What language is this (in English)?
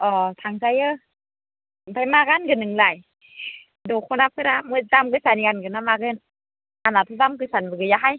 Bodo